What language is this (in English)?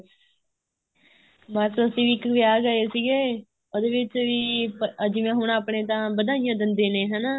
Punjabi